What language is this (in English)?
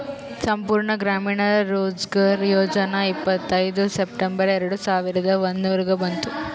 Kannada